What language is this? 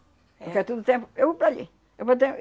Portuguese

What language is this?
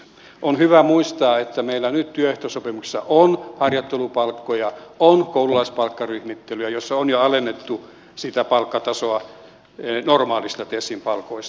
Finnish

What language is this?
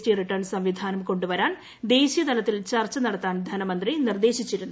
Malayalam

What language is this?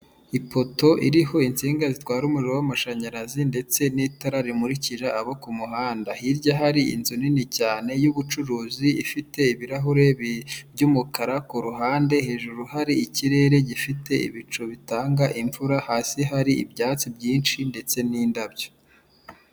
Kinyarwanda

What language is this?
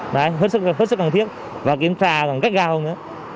Vietnamese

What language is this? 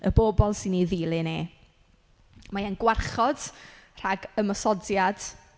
Welsh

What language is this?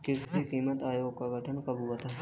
Hindi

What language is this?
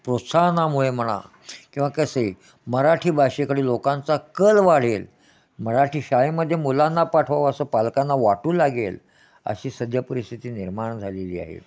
Marathi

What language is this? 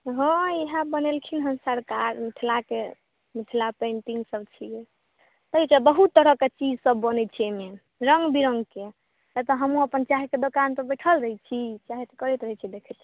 Maithili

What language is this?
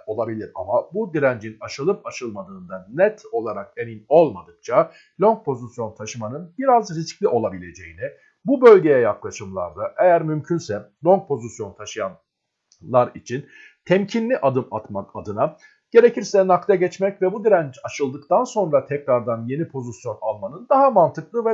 Turkish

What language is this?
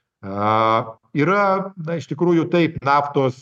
Lithuanian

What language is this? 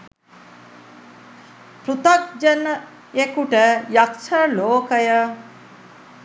Sinhala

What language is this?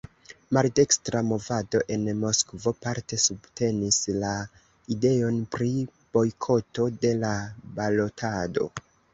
Esperanto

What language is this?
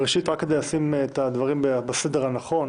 Hebrew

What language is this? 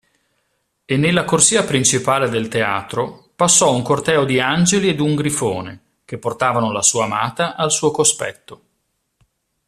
Italian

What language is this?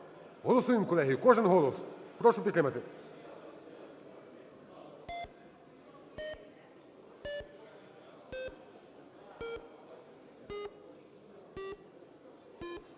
Ukrainian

